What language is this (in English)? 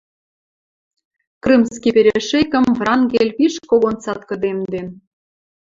Western Mari